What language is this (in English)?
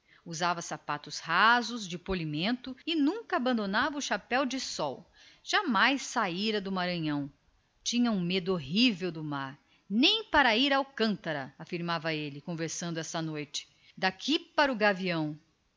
Portuguese